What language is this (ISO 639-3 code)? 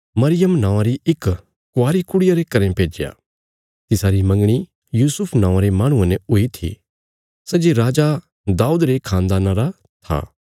kfs